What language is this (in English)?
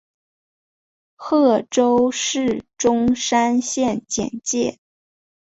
Chinese